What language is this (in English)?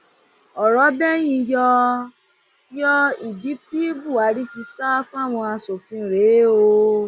Yoruba